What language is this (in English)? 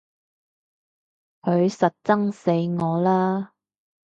Cantonese